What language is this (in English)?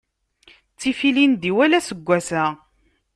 Kabyle